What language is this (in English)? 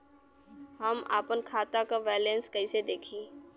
Bhojpuri